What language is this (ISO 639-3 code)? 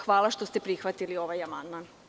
srp